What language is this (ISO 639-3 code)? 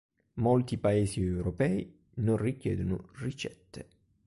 ita